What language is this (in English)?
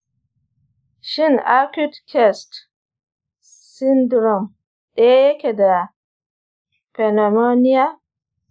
Hausa